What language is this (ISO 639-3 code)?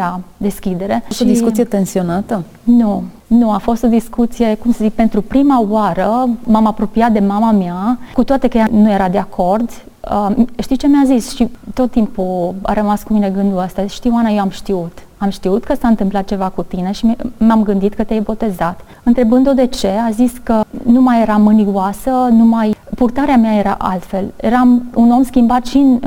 ron